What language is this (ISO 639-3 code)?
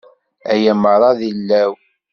kab